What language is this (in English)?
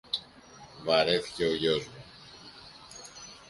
Greek